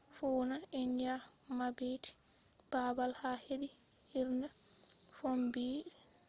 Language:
Fula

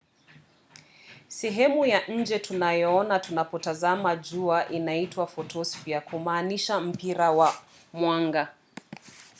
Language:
Swahili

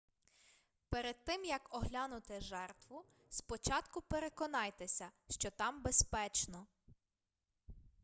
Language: Ukrainian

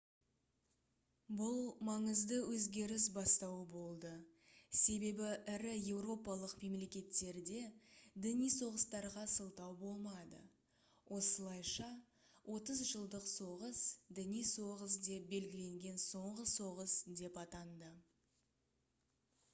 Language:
Kazakh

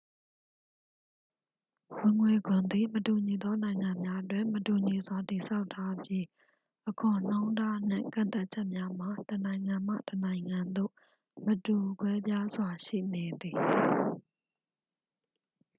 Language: Burmese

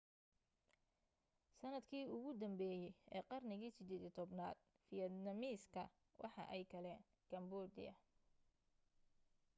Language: Somali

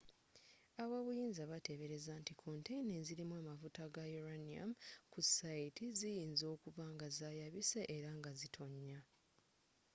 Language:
Ganda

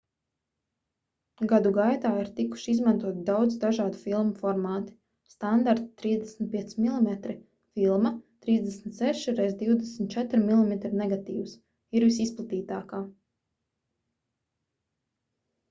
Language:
Latvian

